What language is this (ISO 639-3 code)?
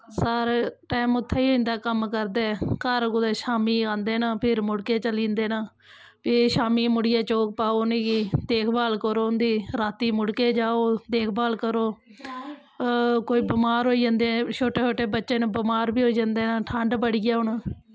doi